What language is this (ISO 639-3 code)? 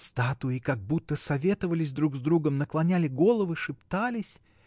rus